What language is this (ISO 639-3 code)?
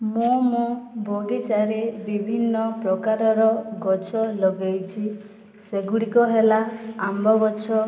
ori